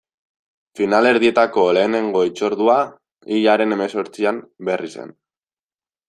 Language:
Basque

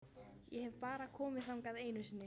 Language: Icelandic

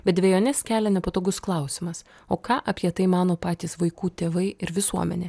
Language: Lithuanian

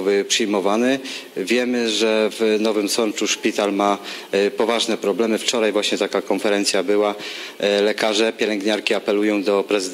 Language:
Polish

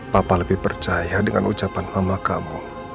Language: Indonesian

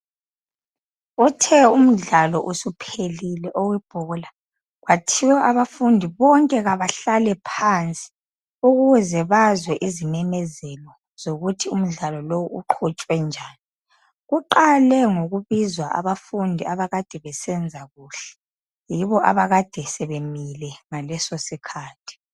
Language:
North Ndebele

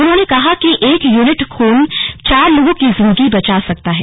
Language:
Hindi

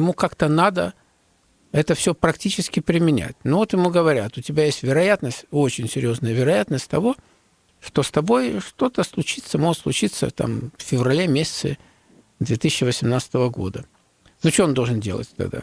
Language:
Russian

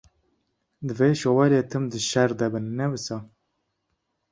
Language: Kurdish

